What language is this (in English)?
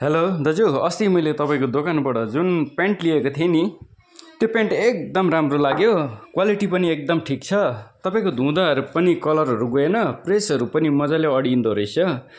Nepali